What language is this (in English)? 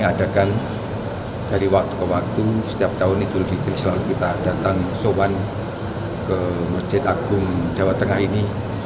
Indonesian